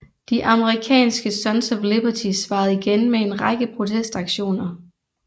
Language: Danish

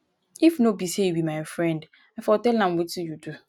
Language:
Nigerian Pidgin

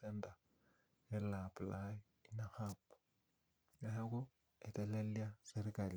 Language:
Masai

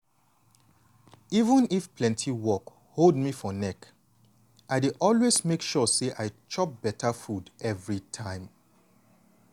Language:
Nigerian Pidgin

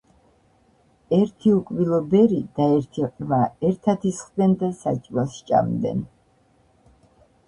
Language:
Georgian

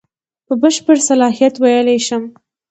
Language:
Pashto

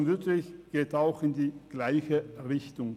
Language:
Swiss German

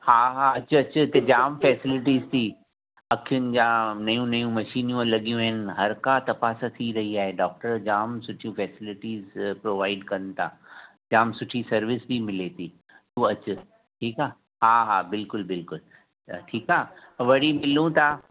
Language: Sindhi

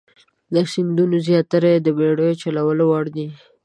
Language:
Pashto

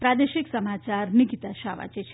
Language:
Gujarati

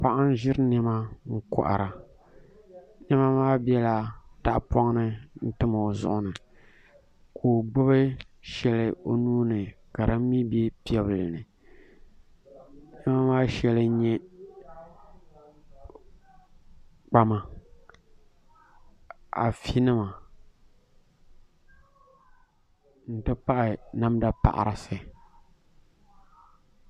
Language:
Dagbani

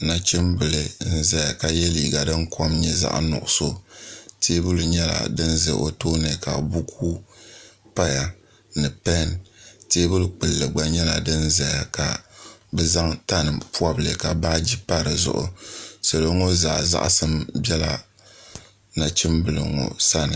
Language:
Dagbani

